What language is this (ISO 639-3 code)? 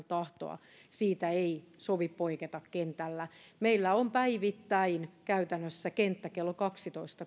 fin